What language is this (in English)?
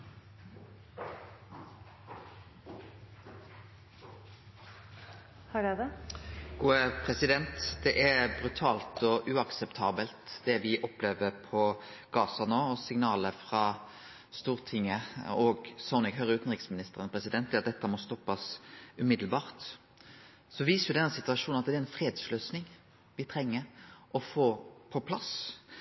Norwegian Nynorsk